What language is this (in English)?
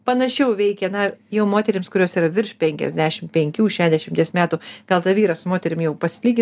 Lithuanian